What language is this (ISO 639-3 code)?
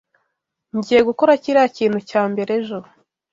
kin